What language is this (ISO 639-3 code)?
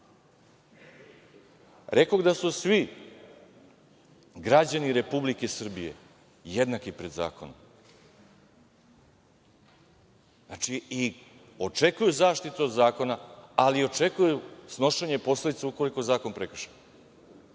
srp